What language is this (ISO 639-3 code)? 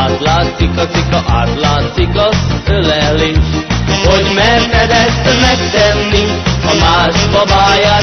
hun